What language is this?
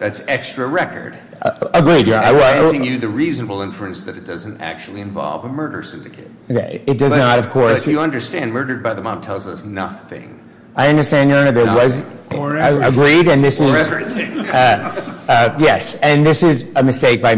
English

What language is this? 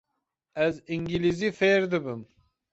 Kurdish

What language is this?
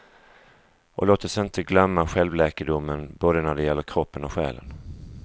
Swedish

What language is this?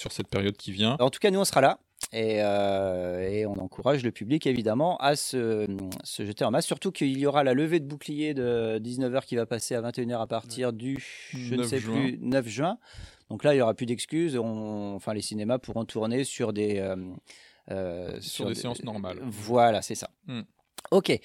French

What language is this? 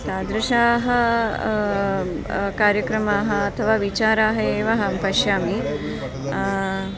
Sanskrit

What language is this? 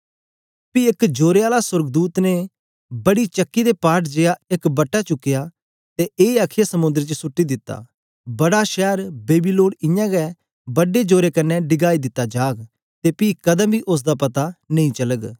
Dogri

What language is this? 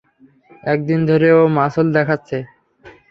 Bangla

